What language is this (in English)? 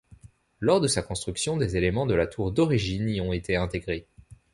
French